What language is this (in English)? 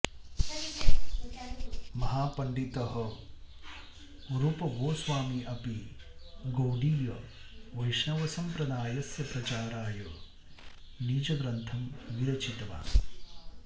Sanskrit